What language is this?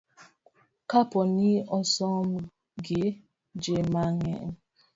Luo (Kenya and Tanzania)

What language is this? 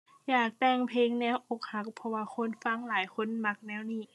Thai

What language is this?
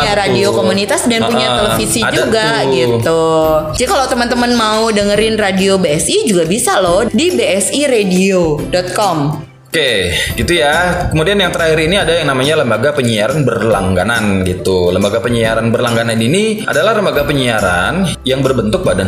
Indonesian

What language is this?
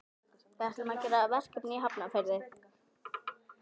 Icelandic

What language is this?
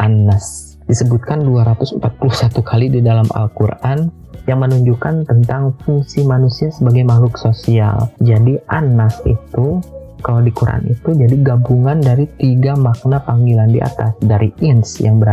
Indonesian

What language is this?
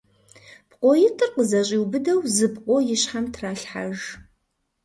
Kabardian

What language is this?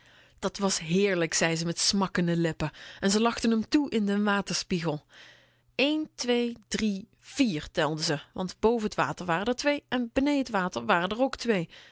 Dutch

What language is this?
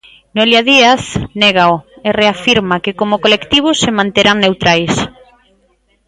Galician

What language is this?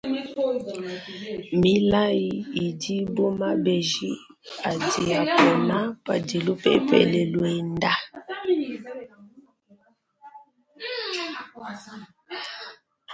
Luba-Lulua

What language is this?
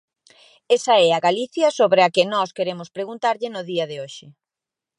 Galician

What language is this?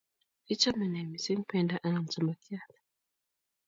Kalenjin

